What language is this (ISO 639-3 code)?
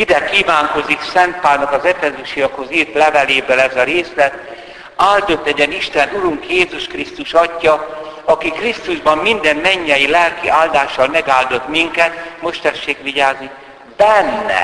hun